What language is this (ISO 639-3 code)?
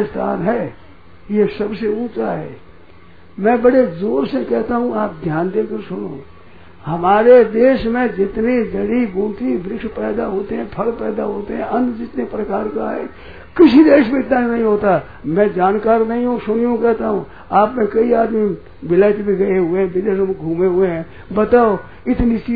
hin